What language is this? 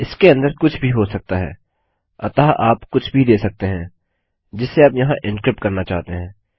Hindi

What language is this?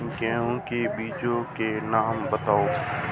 Hindi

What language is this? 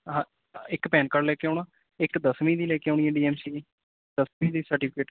Punjabi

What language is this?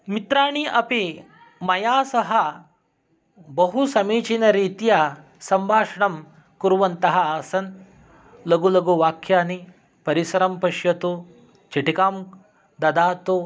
Sanskrit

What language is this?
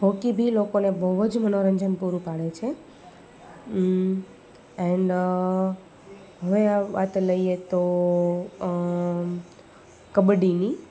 Gujarati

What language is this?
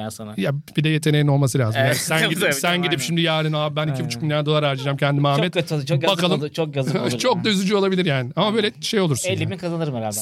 Turkish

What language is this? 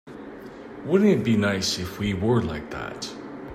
English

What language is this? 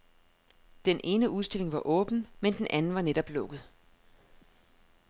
Danish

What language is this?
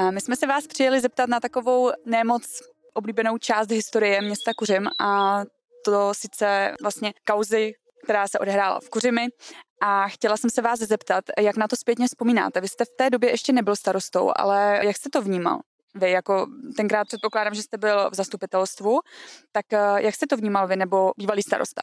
Czech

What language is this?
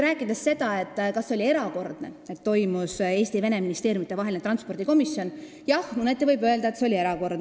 Estonian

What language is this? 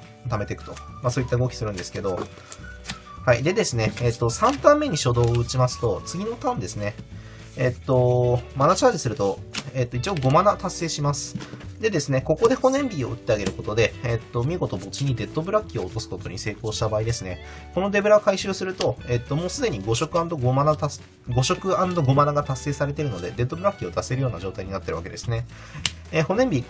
Japanese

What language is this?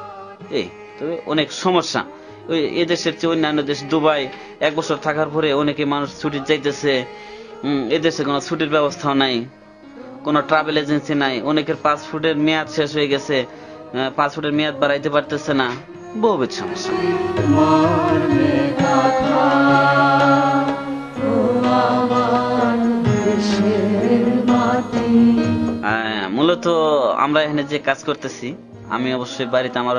Romanian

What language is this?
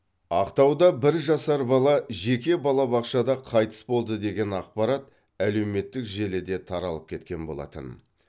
Kazakh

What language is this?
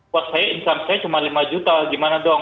Indonesian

